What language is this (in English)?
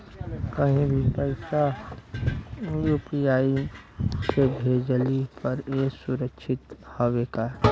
Bhojpuri